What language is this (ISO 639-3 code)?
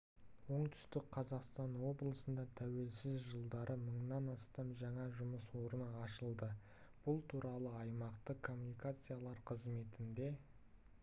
kaz